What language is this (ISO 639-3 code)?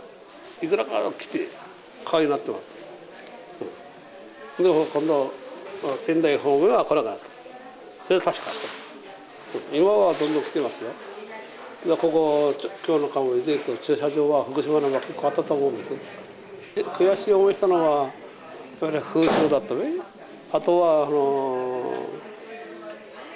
jpn